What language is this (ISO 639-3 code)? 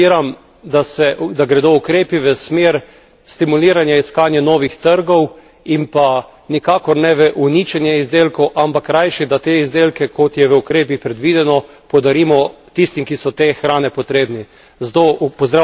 slv